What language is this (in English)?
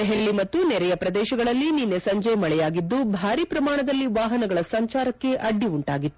Kannada